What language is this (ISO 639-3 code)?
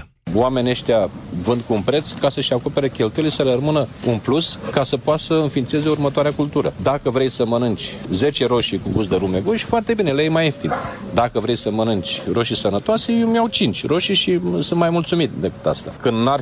ron